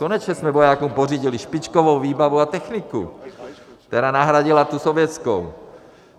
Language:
Czech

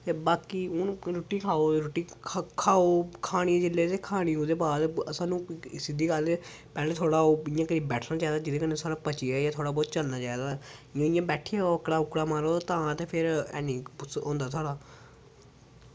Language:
Dogri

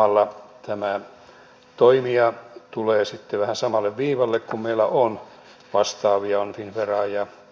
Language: Finnish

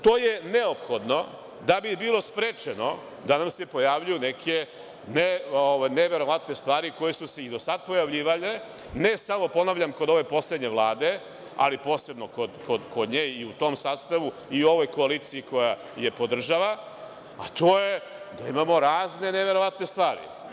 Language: Serbian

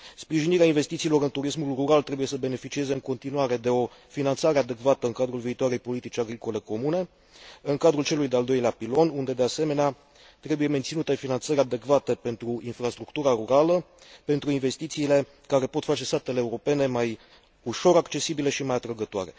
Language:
Romanian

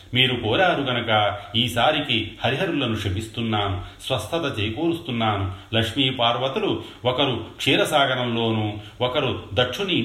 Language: Telugu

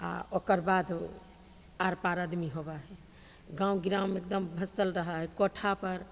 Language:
Maithili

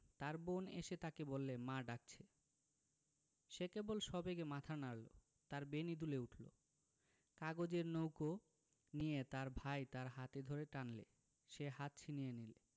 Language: Bangla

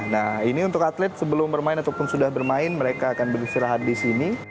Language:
Indonesian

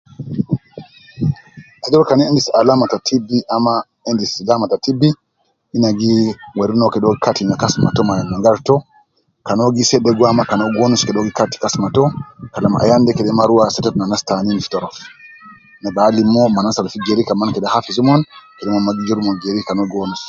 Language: Nubi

